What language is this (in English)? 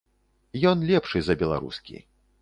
Belarusian